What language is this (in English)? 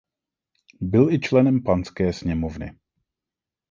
Czech